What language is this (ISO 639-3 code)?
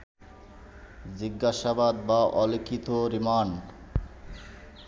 ben